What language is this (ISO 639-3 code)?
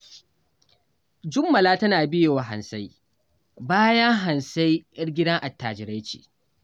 hau